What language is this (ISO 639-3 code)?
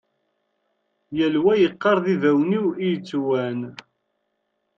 kab